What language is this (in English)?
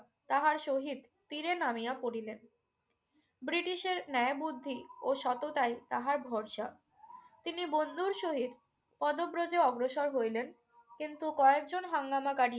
Bangla